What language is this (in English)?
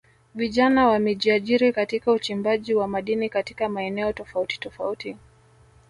Swahili